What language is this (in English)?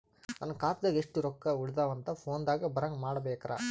Kannada